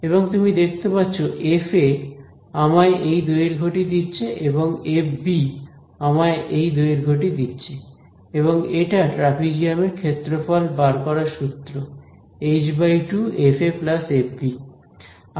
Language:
Bangla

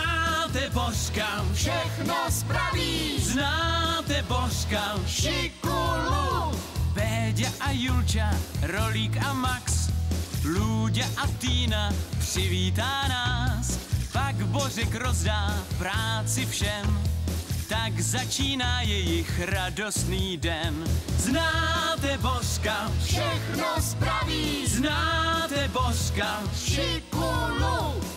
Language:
Czech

